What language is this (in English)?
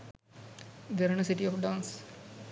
Sinhala